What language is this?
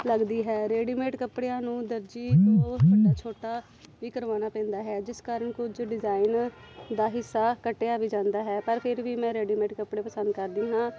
Punjabi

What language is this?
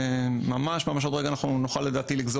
Hebrew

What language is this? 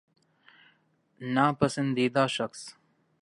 Urdu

